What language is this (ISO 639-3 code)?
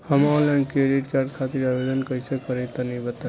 bho